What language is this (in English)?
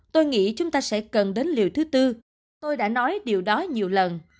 Vietnamese